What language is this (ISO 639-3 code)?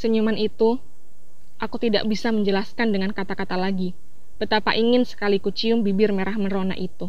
ind